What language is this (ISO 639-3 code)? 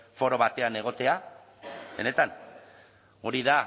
eus